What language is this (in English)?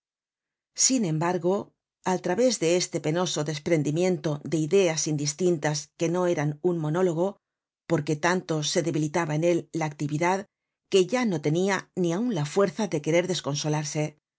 Spanish